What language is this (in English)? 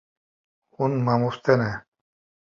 Kurdish